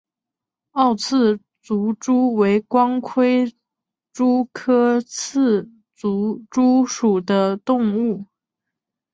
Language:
Chinese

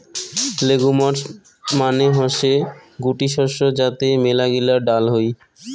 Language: Bangla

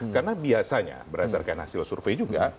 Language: Indonesian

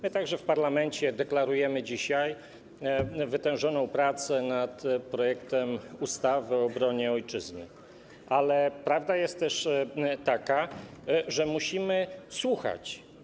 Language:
Polish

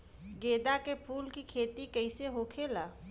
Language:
Bhojpuri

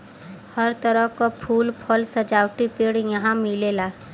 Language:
Bhojpuri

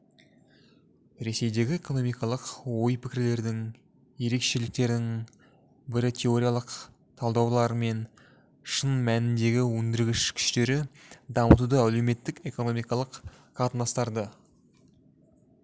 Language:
Kazakh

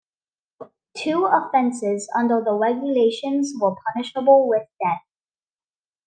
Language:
English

